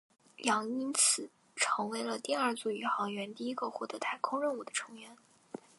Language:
Chinese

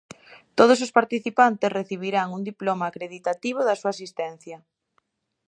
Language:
Galician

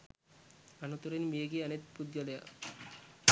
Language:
Sinhala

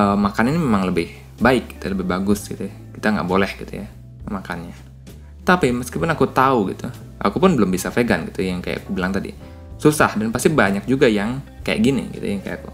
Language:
Indonesian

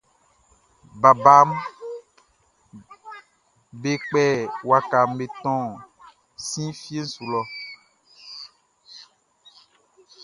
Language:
Baoulé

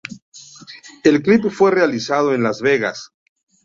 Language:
Spanish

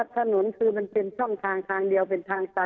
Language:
Thai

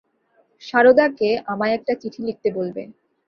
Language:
Bangla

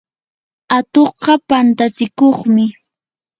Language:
Yanahuanca Pasco Quechua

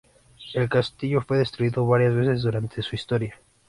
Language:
Spanish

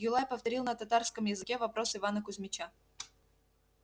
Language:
Russian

